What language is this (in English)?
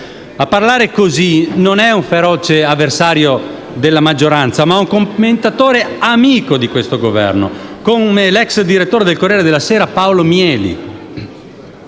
Italian